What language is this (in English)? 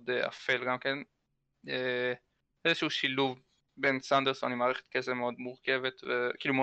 Hebrew